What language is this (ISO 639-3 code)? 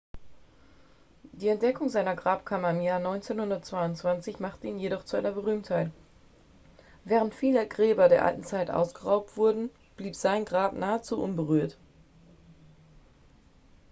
deu